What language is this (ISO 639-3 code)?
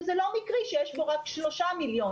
heb